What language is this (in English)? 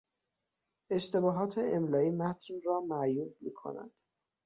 Persian